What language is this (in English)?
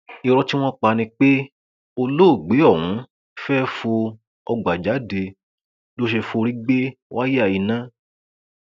Yoruba